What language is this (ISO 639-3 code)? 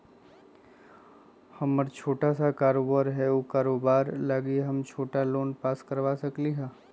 mag